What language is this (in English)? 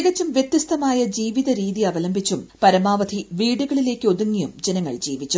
Malayalam